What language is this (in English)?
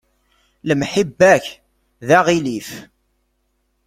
Kabyle